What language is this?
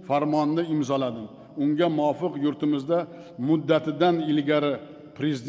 Turkish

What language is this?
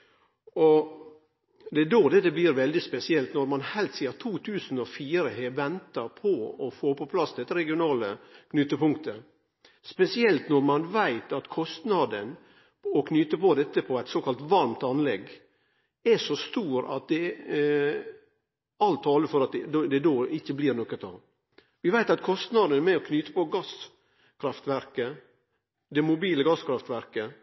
Norwegian Nynorsk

